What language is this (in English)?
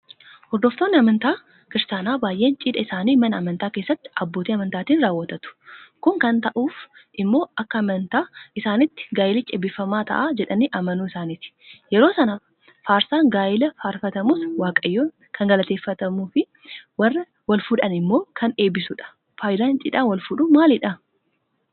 Oromo